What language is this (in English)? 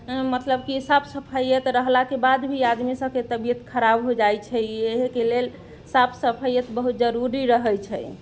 Maithili